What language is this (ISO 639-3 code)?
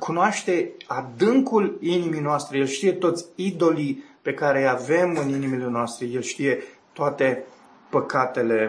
ron